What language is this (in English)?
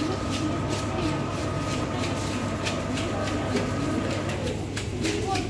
Russian